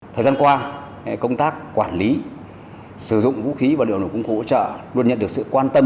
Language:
Vietnamese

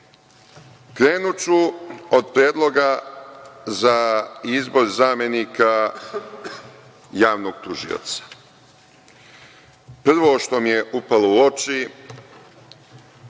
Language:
Serbian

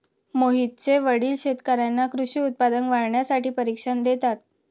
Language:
Marathi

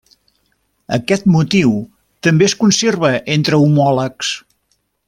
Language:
Catalan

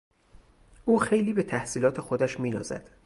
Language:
Persian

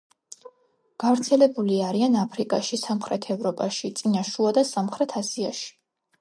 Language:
Georgian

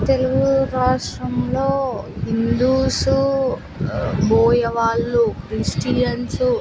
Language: Telugu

